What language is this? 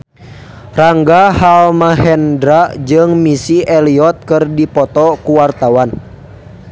Sundanese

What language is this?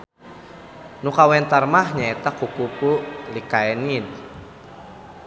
Sundanese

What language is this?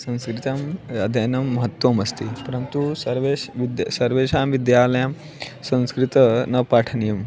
Sanskrit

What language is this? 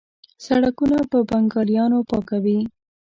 Pashto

